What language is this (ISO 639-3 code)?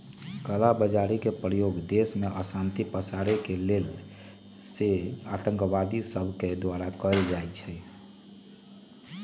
mag